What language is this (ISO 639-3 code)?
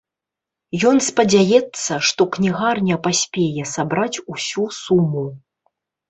bel